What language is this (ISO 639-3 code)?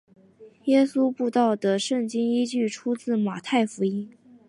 zho